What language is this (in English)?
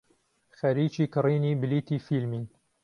Central Kurdish